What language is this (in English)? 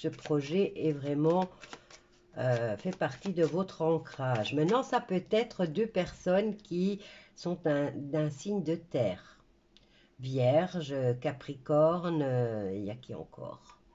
French